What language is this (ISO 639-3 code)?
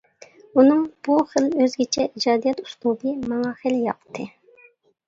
uig